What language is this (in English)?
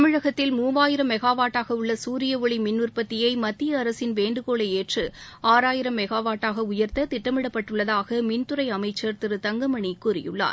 Tamil